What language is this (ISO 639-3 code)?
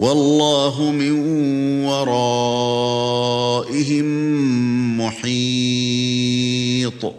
ara